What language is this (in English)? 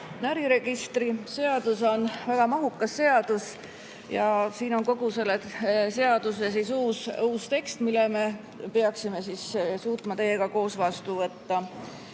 Estonian